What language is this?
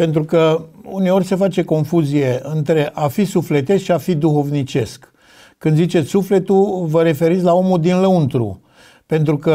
Romanian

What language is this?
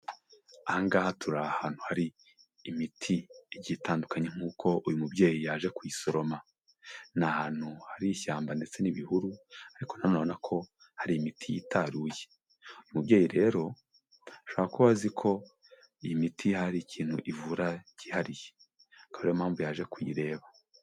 Kinyarwanda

